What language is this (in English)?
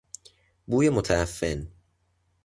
Persian